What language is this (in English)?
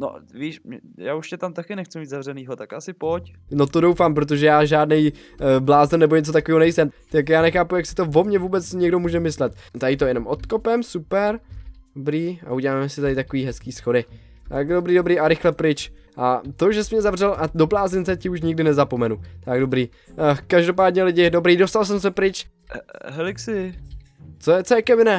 Czech